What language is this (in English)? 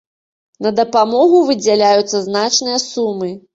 Belarusian